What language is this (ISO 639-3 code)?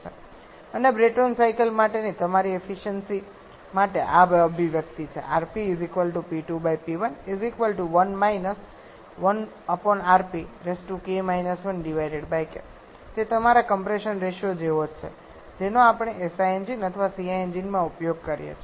guj